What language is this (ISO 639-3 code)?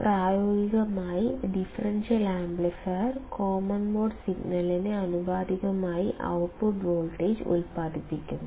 mal